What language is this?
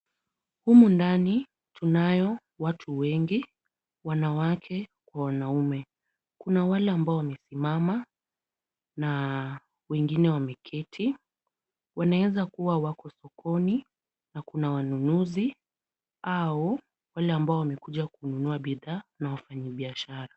Swahili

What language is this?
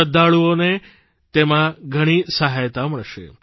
Gujarati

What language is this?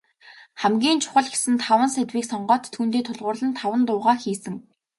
Mongolian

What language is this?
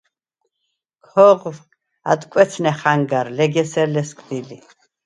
Svan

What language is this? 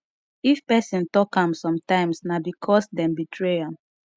Nigerian Pidgin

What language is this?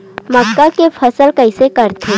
Chhattisgarhi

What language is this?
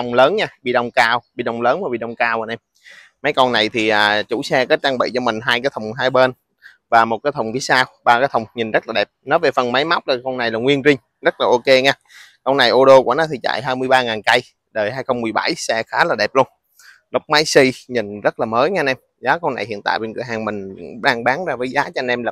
Vietnamese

